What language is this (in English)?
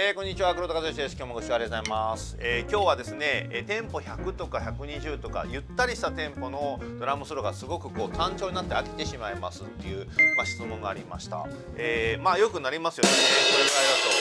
Japanese